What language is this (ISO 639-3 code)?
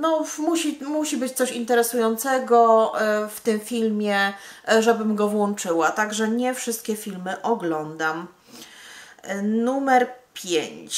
pol